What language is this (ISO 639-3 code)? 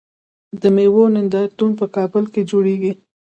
pus